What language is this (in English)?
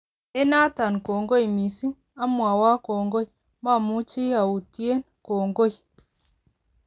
Kalenjin